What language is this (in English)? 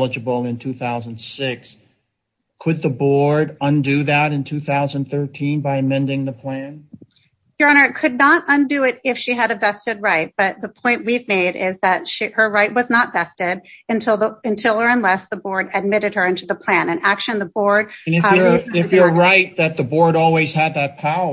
English